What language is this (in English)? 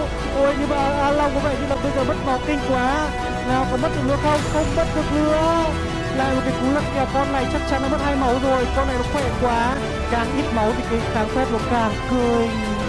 Vietnamese